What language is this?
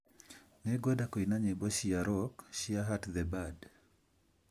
Kikuyu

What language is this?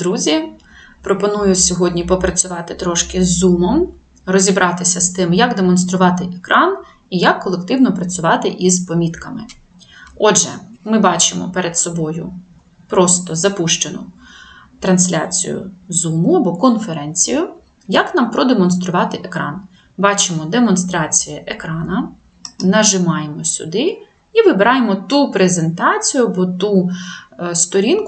Ukrainian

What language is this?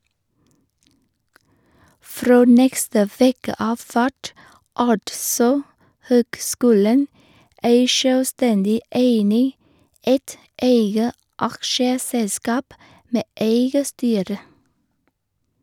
Norwegian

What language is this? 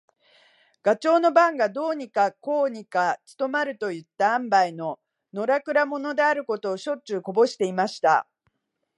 Japanese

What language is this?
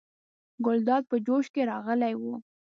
Pashto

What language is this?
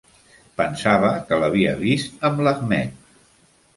Catalan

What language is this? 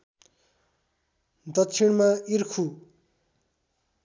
Nepali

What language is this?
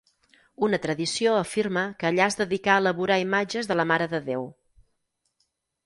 Catalan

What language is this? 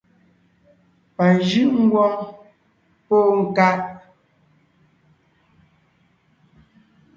Ngiemboon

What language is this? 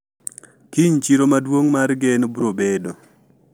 Luo (Kenya and Tanzania)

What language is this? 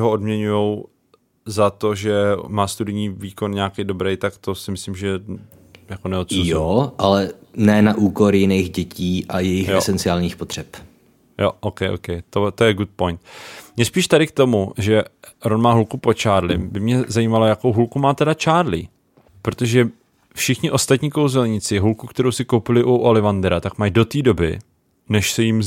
Czech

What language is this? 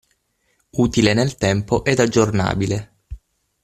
Italian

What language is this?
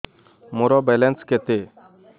Odia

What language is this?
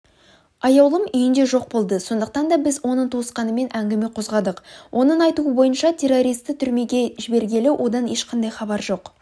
Kazakh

